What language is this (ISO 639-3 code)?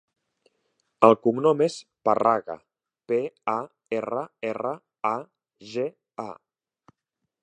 cat